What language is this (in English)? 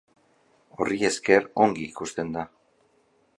Basque